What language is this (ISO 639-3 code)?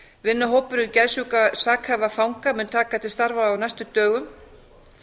isl